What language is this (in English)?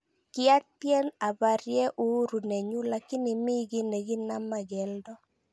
Kalenjin